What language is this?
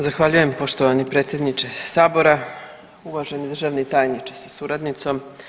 Croatian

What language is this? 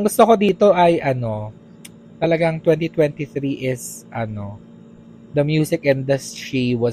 Filipino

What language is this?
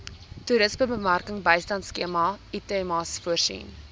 Afrikaans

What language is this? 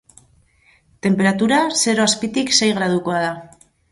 Basque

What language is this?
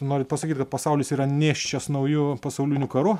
Lithuanian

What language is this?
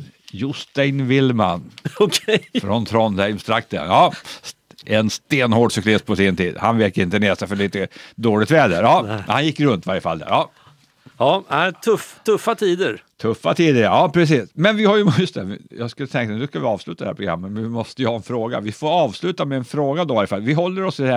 Swedish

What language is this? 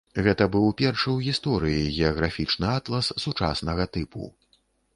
Belarusian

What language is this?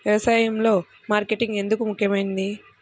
Telugu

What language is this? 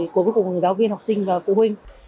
Vietnamese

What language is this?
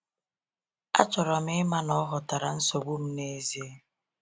Igbo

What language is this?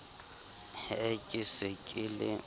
Southern Sotho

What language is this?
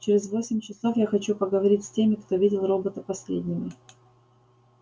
Russian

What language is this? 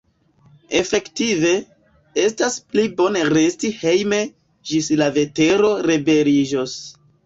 Esperanto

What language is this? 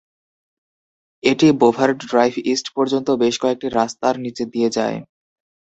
Bangla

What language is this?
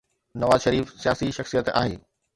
Sindhi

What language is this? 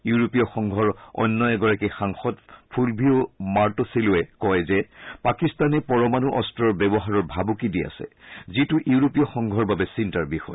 Assamese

